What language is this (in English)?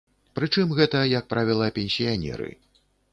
Belarusian